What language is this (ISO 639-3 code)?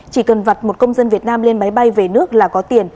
vie